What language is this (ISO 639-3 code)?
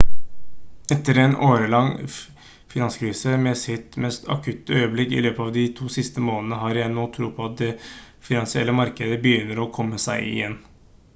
nob